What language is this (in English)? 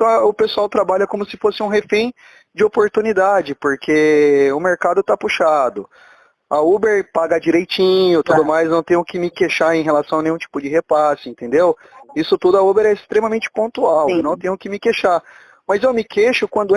Portuguese